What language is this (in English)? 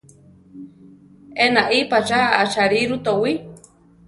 Central Tarahumara